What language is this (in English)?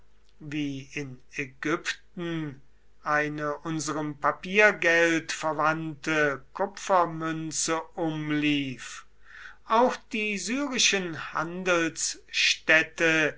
German